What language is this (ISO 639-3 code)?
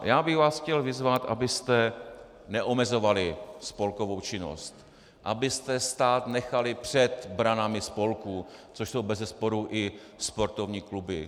ces